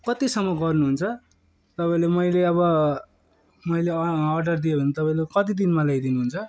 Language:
Nepali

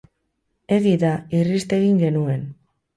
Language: Basque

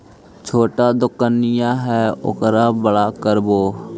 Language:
Magahi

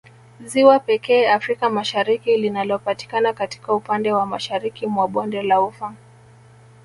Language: Swahili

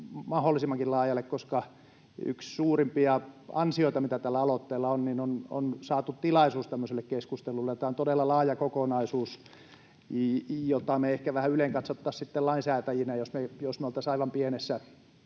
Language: Finnish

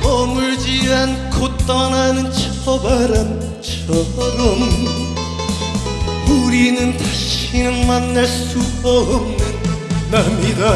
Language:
Dutch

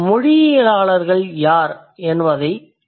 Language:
Tamil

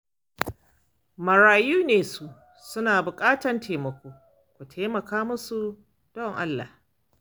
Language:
Hausa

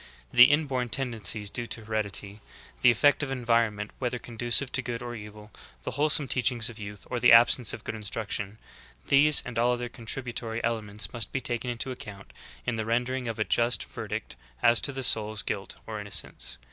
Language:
English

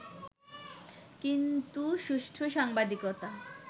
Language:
Bangla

